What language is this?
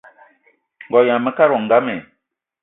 Eton (Cameroon)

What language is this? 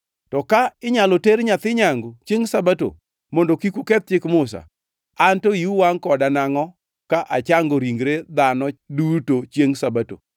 Luo (Kenya and Tanzania)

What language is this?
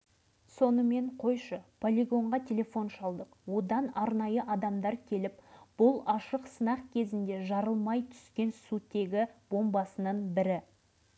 Kazakh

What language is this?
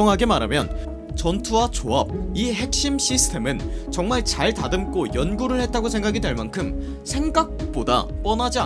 Korean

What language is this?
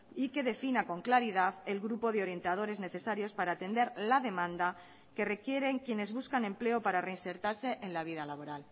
Spanish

